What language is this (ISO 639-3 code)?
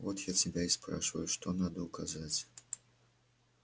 rus